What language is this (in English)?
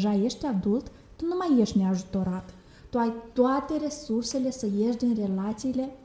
Romanian